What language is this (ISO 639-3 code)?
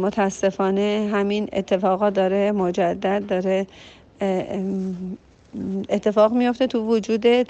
fas